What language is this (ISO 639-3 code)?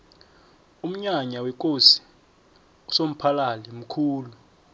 nbl